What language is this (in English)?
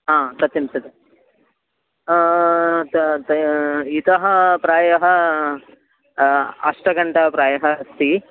Sanskrit